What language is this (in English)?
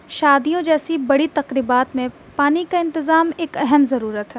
Urdu